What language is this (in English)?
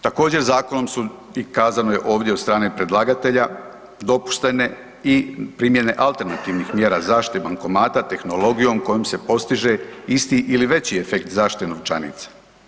Croatian